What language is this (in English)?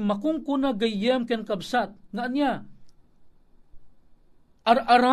Filipino